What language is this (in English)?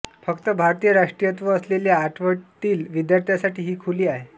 Marathi